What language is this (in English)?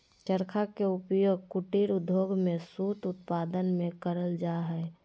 Magahi